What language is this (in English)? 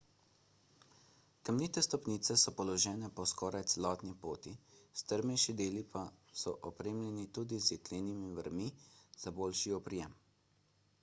Slovenian